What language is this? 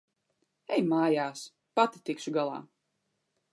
Latvian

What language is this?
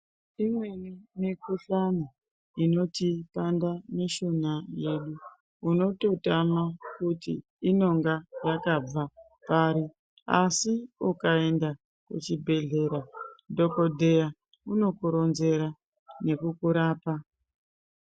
Ndau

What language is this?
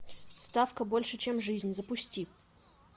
Russian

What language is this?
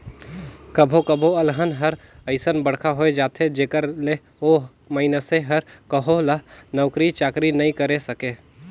Chhattisgarhi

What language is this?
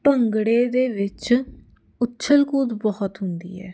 Punjabi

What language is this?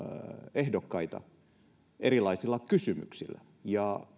Finnish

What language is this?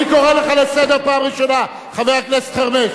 Hebrew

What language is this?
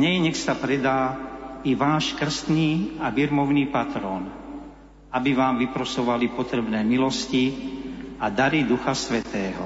Slovak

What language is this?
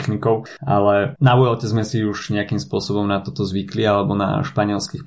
Slovak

